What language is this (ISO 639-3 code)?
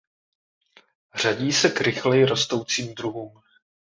ces